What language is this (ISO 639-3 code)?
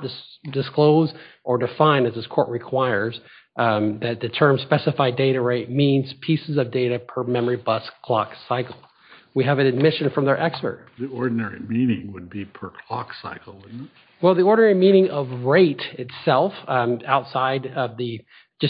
eng